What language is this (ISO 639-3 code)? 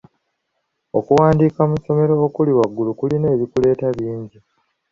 lug